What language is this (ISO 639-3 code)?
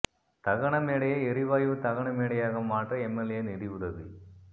tam